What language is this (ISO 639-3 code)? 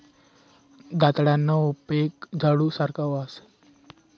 mar